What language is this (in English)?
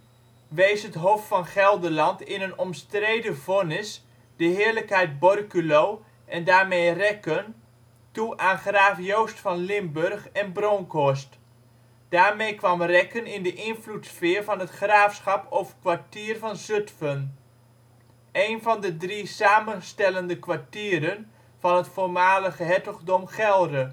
Dutch